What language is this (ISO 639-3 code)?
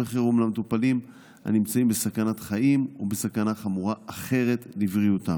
heb